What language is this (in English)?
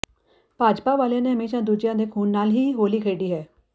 Punjabi